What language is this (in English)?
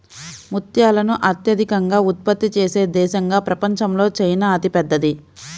Telugu